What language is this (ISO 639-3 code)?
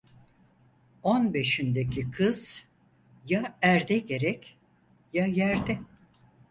tur